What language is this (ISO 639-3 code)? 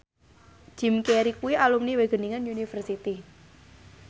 jav